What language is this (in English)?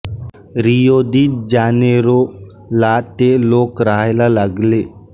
Marathi